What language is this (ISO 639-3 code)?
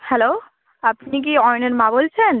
ben